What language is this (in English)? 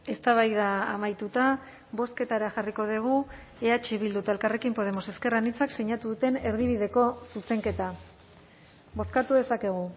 Basque